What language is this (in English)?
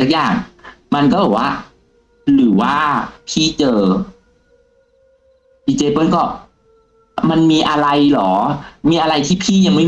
Thai